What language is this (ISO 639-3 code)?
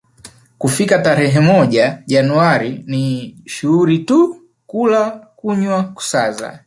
swa